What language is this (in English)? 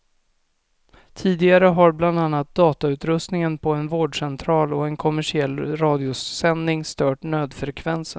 Swedish